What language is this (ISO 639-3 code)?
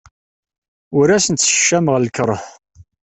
kab